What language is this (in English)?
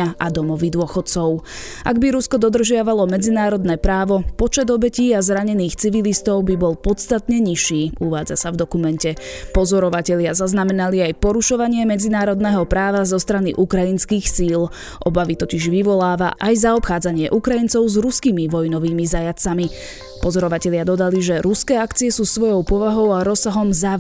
Slovak